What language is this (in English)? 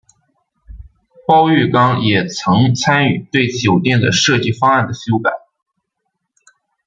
Chinese